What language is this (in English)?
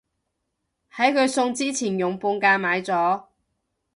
Cantonese